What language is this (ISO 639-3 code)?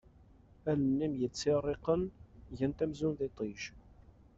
kab